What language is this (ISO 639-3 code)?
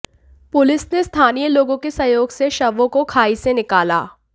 hin